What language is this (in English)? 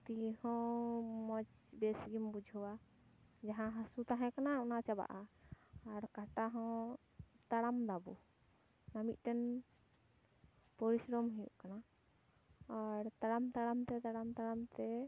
Santali